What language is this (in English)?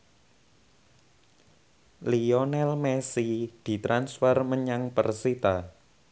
Javanese